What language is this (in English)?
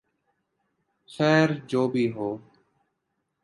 Urdu